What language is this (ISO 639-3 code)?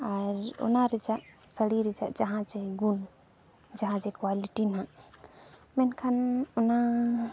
sat